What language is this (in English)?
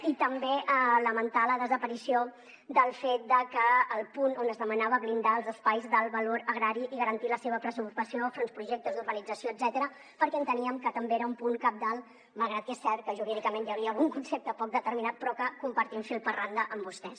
Catalan